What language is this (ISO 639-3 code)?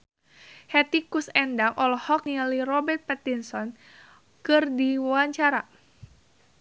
sun